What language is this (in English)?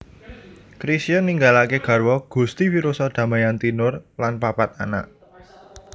Javanese